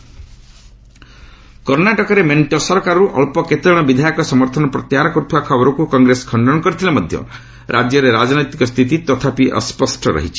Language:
Odia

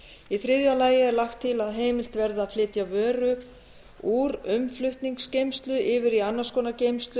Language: Icelandic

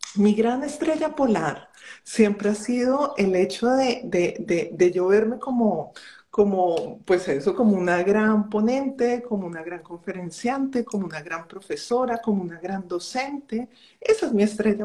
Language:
Spanish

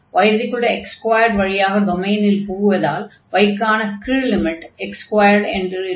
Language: Tamil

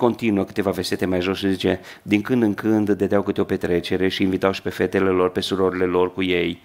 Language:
Romanian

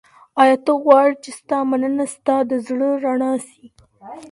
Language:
Pashto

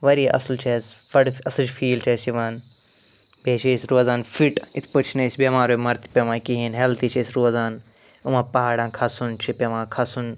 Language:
Kashmiri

